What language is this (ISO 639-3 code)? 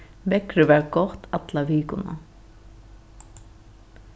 fao